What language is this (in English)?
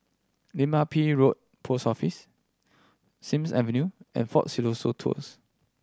English